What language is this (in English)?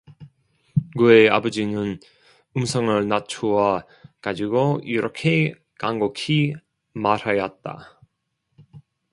Korean